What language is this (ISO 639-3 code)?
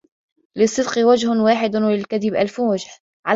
ara